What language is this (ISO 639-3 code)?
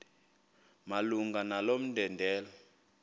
xho